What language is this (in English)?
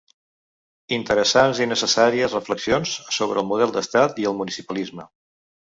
Catalan